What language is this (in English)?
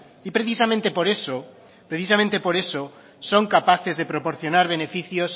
Spanish